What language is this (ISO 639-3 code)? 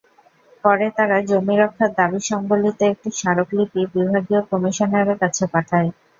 ben